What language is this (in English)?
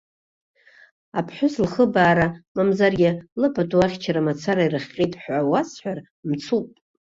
Abkhazian